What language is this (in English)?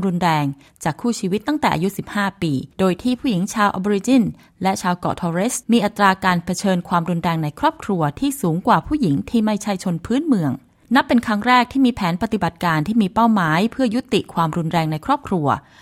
Thai